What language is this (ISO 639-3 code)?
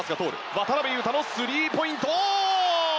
jpn